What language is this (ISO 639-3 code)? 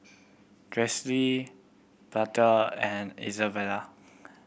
eng